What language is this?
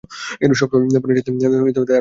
Bangla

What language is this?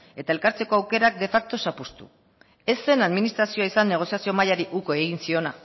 Basque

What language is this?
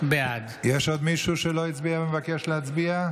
Hebrew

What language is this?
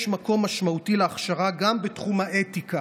Hebrew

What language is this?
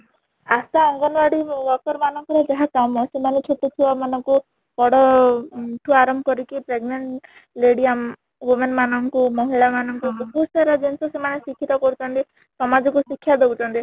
Odia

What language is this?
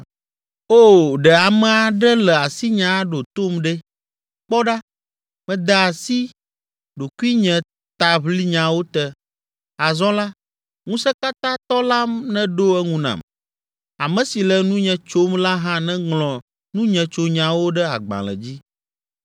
Ewe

